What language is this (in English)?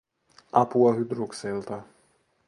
Finnish